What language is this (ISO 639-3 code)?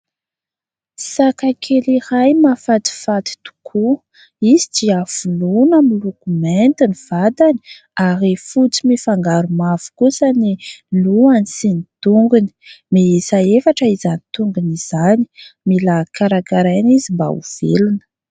mlg